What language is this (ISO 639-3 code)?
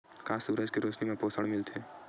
hne